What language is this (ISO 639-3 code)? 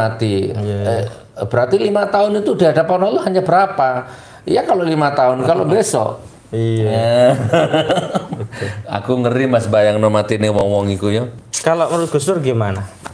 ind